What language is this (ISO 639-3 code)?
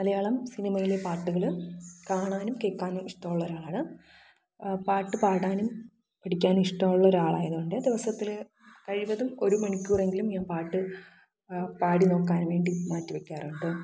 mal